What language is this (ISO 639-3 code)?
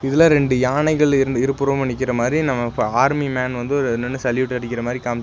tam